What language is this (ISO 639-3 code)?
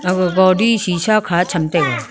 nnp